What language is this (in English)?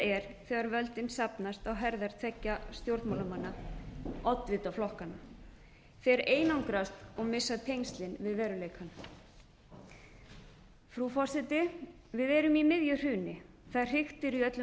Icelandic